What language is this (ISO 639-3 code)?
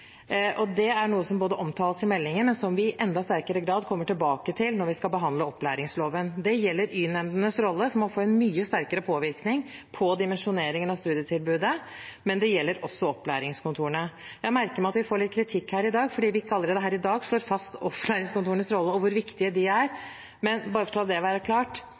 nob